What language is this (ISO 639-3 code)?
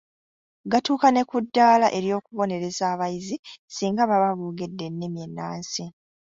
lug